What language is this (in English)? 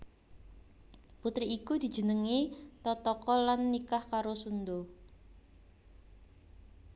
Javanese